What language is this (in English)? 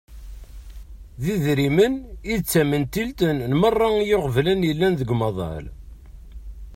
Kabyle